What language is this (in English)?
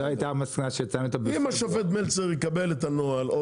Hebrew